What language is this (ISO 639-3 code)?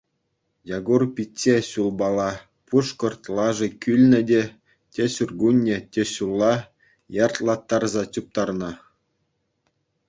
chv